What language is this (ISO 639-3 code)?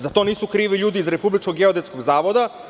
srp